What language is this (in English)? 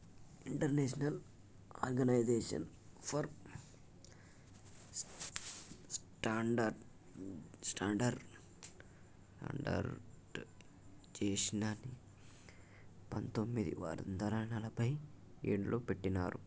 Telugu